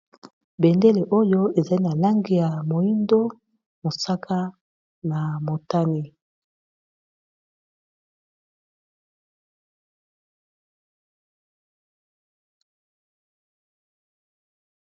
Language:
Lingala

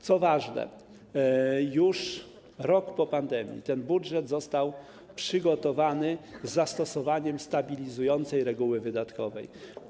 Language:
Polish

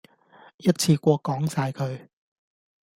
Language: Cantonese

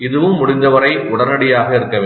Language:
Tamil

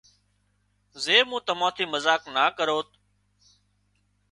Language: Wadiyara Koli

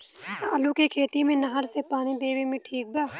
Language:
Bhojpuri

